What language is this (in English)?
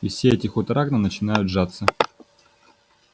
Russian